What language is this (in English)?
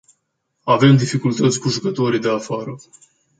Romanian